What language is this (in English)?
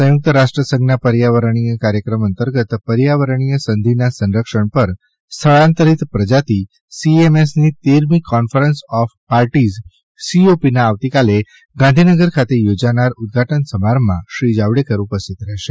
Gujarati